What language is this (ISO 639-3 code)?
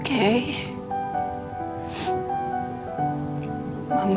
ind